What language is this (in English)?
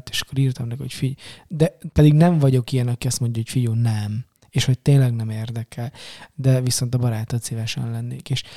Hungarian